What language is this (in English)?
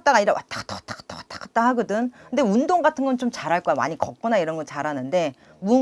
Korean